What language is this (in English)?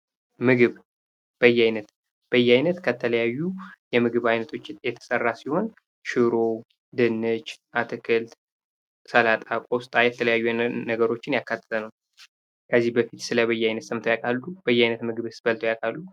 Amharic